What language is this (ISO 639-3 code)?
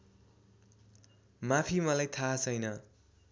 nep